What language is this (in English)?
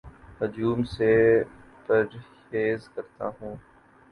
Urdu